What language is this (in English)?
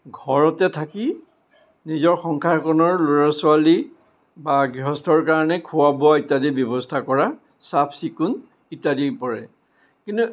Assamese